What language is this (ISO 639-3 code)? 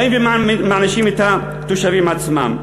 heb